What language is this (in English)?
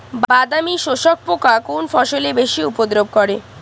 Bangla